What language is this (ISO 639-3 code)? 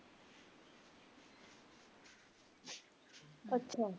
pan